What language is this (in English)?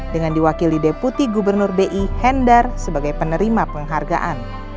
Indonesian